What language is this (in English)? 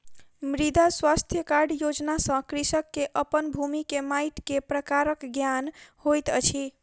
Maithili